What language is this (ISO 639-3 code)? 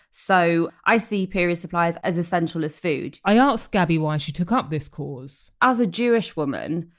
eng